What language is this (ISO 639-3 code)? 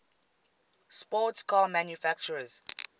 eng